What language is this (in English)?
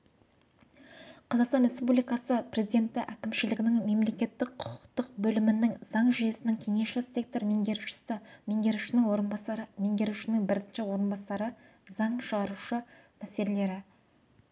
Kazakh